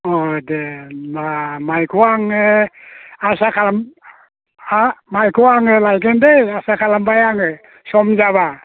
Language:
Bodo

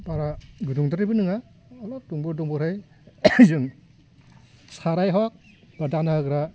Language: Bodo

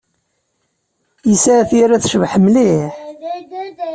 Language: Kabyle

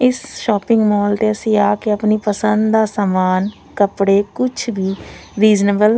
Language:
Punjabi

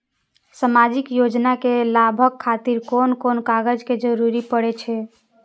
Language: Maithili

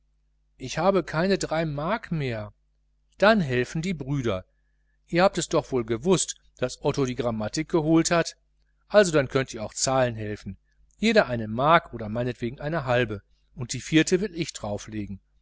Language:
German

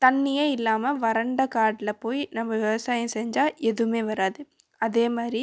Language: Tamil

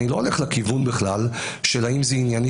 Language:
Hebrew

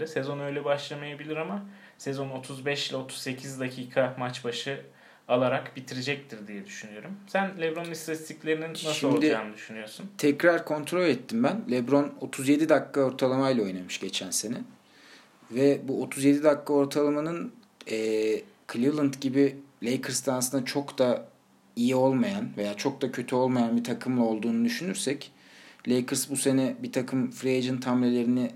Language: Turkish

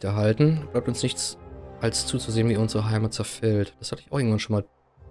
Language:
German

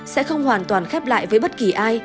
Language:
Vietnamese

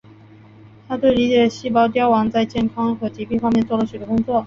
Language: Chinese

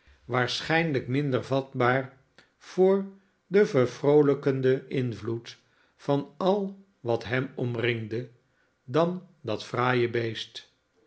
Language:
Dutch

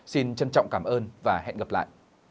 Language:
Vietnamese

